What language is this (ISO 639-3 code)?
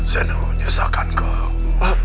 ind